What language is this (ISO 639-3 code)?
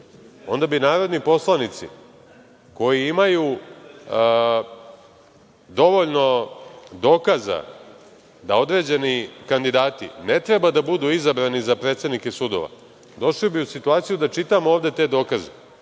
srp